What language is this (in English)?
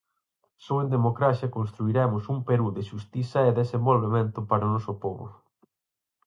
Galician